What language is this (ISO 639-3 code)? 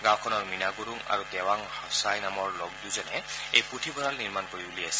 asm